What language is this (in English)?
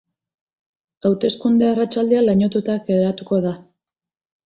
Basque